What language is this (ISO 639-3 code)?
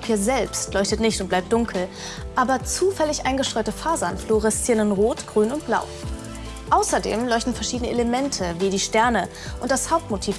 deu